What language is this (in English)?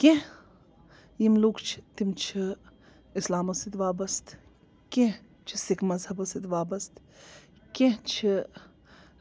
Kashmiri